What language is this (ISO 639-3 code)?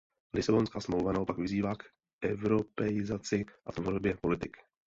ces